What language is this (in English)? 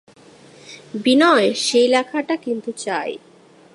Bangla